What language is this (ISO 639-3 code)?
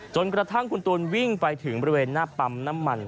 tha